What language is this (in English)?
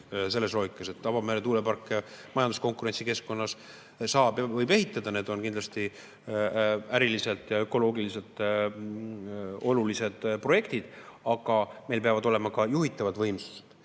Estonian